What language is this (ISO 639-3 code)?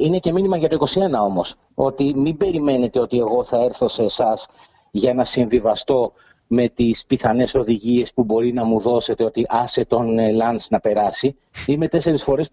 ell